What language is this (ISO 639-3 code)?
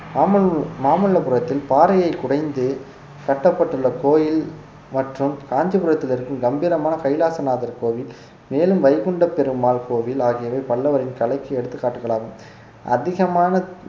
tam